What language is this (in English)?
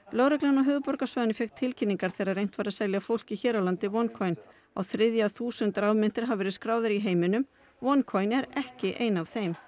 Icelandic